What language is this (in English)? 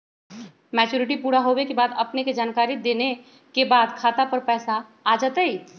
Magahi